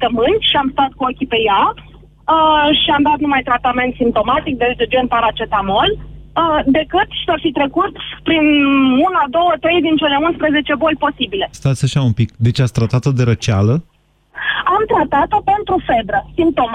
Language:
Romanian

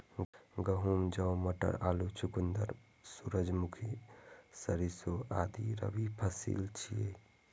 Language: Maithili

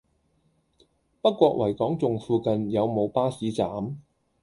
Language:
Cantonese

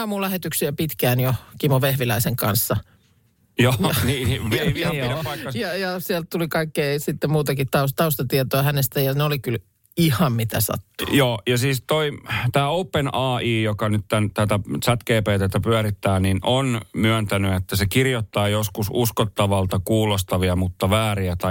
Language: Finnish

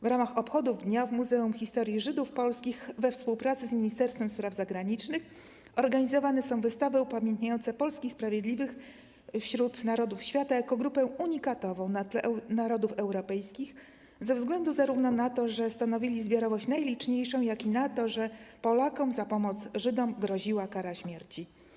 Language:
Polish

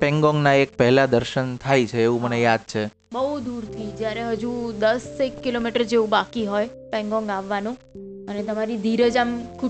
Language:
Gujarati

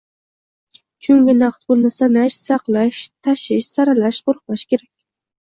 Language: Uzbek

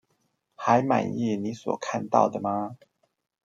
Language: Chinese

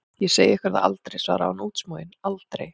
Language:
Icelandic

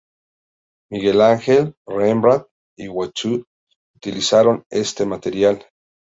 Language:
Spanish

